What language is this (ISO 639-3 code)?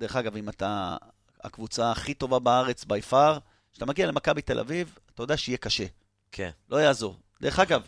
heb